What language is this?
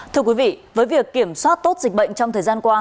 Vietnamese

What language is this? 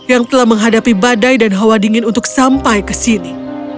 Indonesian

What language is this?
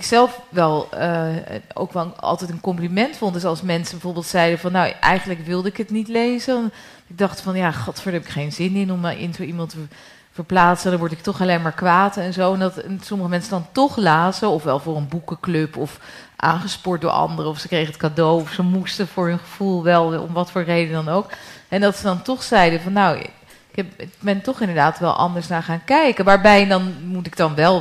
Dutch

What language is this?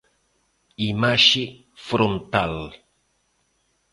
Galician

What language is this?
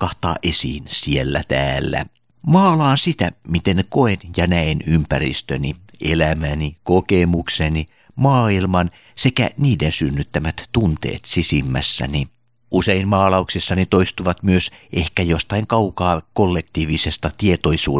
Finnish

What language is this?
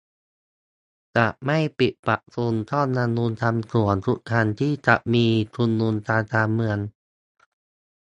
Thai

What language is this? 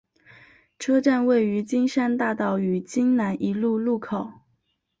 Chinese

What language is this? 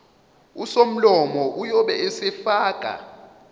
Zulu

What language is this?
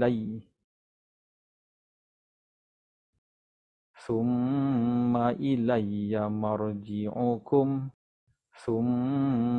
Arabic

